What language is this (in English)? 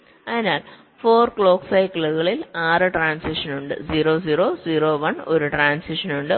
Malayalam